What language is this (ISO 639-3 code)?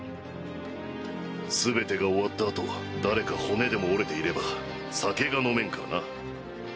jpn